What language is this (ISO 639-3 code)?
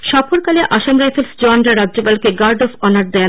ben